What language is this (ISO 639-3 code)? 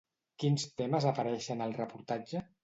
cat